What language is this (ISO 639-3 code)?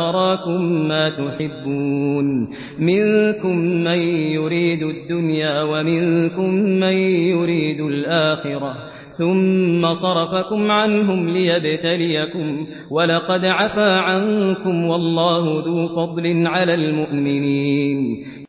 ara